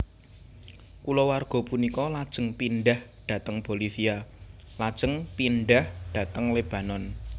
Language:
Javanese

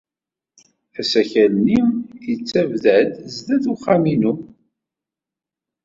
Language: Kabyle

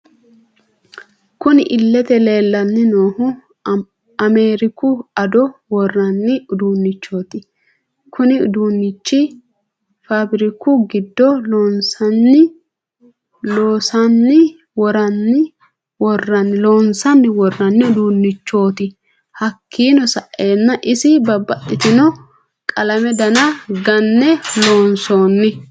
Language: Sidamo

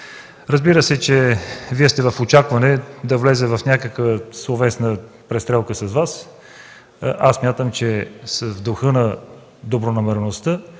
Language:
Bulgarian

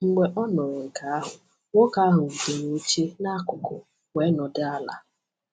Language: Igbo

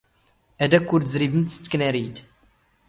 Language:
Standard Moroccan Tamazight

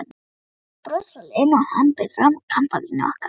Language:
Icelandic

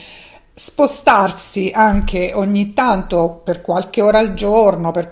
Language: Italian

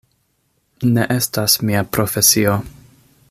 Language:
Esperanto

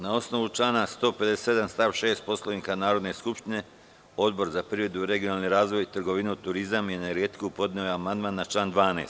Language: Serbian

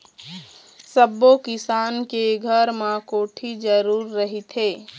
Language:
Chhattisgarhi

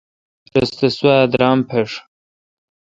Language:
Kalkoti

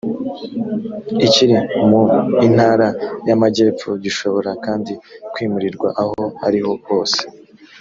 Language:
Kinyarwanda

